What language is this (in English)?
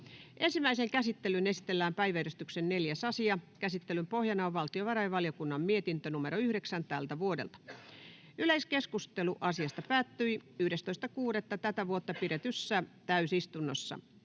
Finnish